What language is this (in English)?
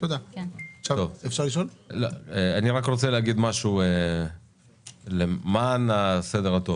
Hebrew